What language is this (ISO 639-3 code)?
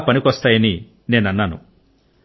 tel